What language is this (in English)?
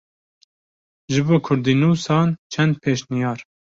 Kurdish